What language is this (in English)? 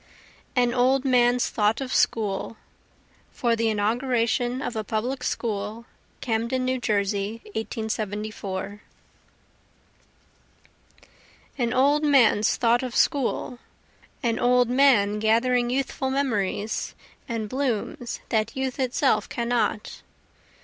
English